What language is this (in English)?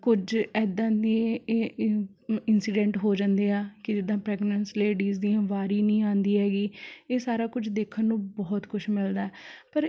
Punjabi